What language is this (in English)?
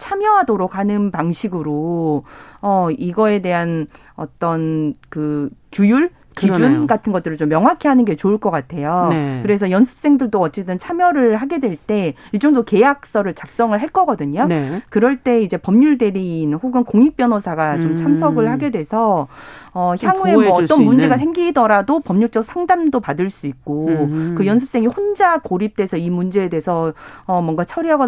Korean